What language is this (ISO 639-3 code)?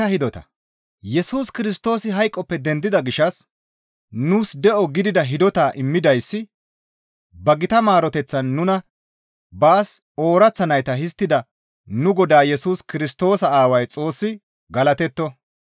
gmv